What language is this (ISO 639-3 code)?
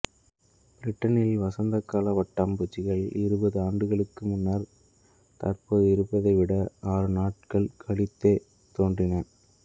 tam